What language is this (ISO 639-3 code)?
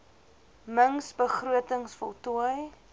afr